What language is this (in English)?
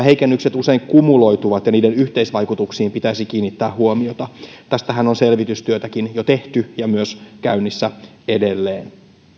Finnish